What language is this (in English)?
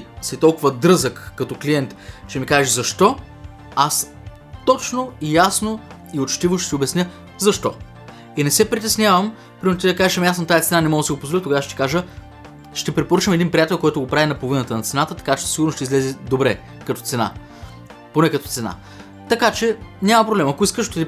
Bulgarian